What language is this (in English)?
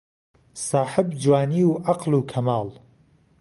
Central Kurdish